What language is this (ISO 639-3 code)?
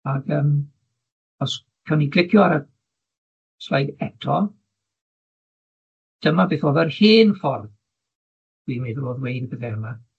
cym